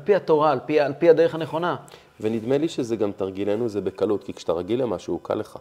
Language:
Hebrew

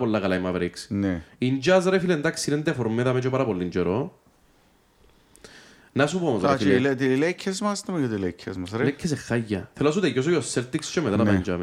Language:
Greek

